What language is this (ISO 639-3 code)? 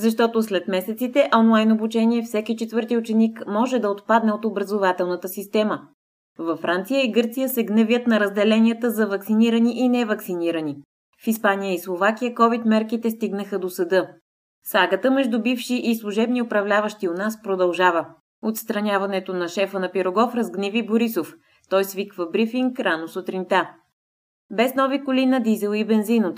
bul